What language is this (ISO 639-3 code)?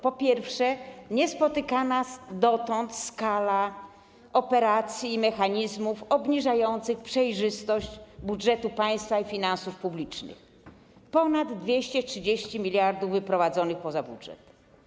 pol